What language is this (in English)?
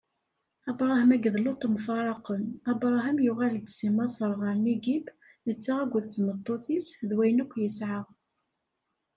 Kabyle